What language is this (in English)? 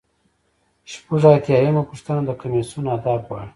Pashto